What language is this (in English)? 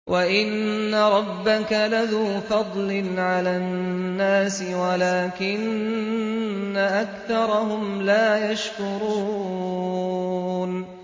Arabic